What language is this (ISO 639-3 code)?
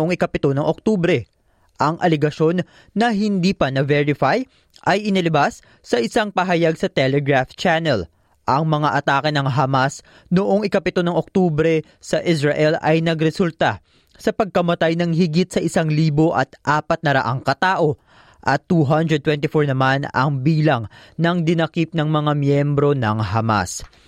fil